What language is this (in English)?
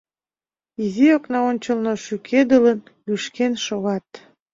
Mari